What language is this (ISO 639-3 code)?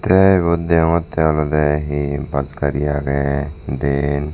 ccp